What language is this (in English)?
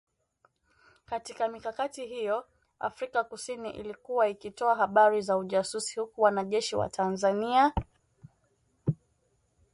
Swahili